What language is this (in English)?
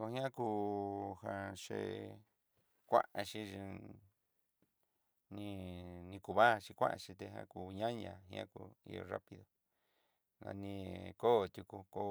Southeastern Nochixtlán Mixtec